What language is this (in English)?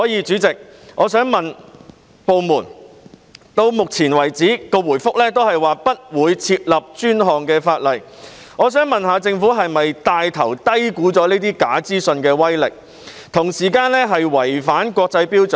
Cantonese